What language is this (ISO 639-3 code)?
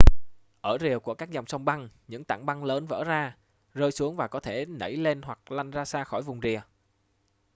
vie